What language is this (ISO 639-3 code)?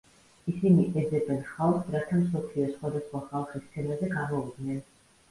kat